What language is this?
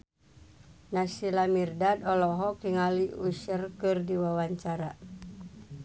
Sundanese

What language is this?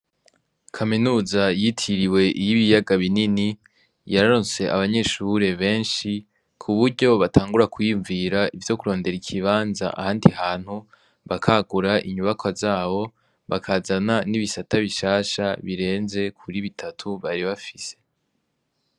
Rundi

